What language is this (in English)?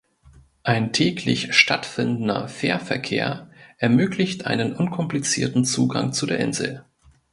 German